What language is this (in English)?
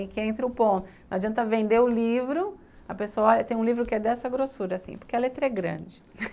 Portuguese